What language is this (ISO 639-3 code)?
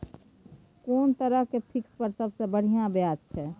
mai